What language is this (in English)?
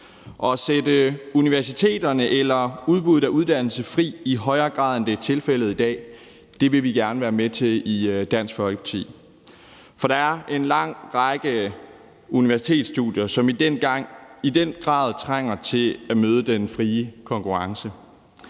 Danish